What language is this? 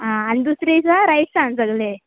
Konkani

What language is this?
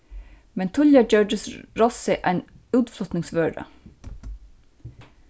Faroese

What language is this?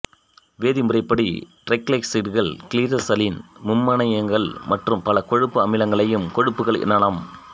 Tamil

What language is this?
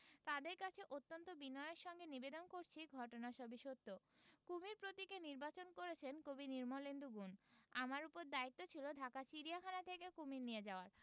Bangla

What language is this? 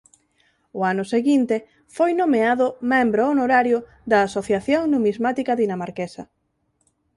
Galician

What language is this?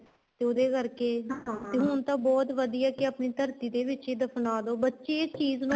Punjabi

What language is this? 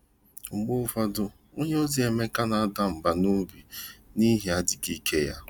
Igbo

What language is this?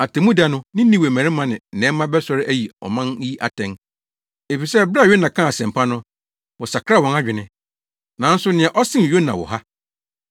Akan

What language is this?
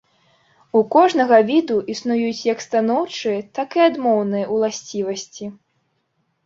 Belarusian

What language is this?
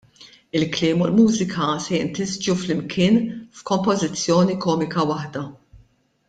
Maltese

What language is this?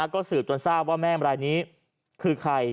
Thai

